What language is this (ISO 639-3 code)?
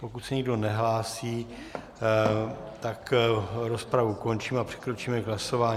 ces